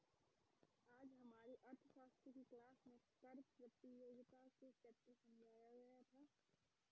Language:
Hindi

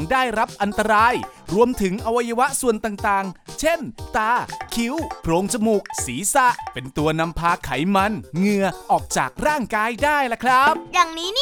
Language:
Thai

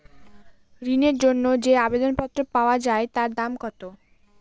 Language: Bangla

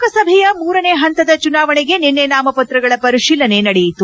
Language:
Kannada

